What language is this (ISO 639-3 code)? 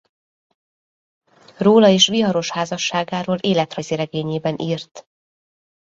hun